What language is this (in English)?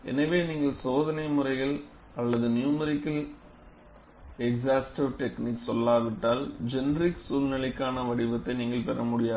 Tamil